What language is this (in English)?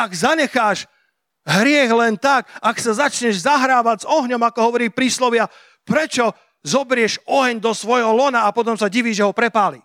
Slovak